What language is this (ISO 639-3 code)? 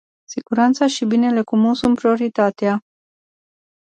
ron